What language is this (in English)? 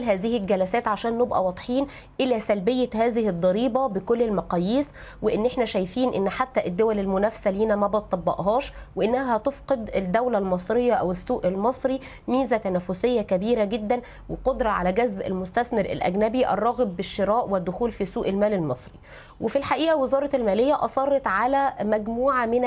Arabic